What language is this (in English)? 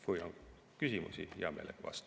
Estonian